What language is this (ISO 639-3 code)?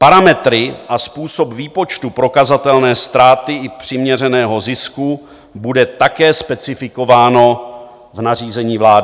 ces